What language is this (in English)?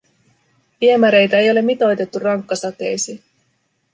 Finnish